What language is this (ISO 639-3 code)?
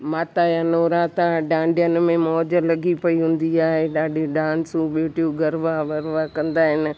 snd